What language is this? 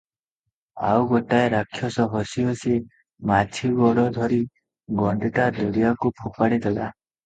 Odia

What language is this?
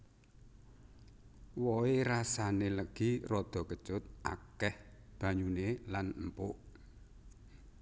Javanese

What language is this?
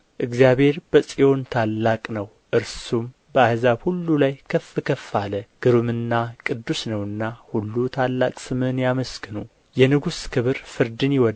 Amharic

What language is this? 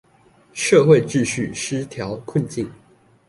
Chinese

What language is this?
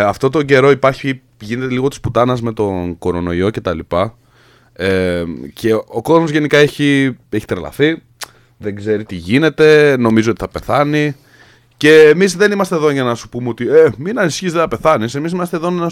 Greek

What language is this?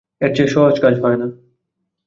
Bangla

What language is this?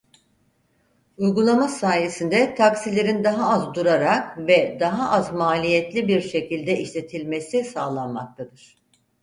Turkish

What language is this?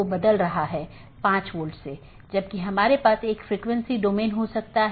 Hindi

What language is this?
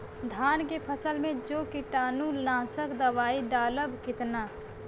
Bhojpuri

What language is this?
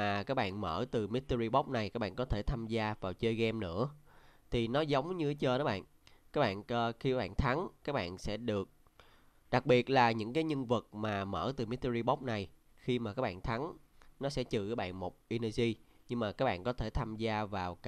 Vietnamese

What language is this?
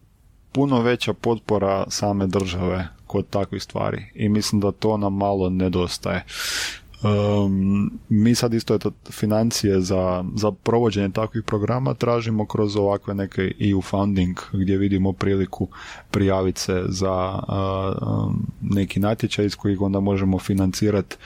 Croatian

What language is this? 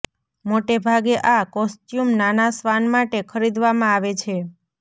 Gujarati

